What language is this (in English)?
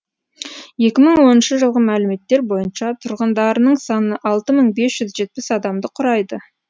Kazakh